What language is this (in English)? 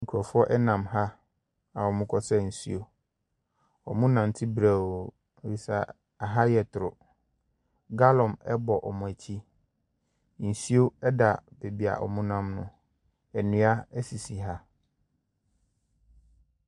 Akan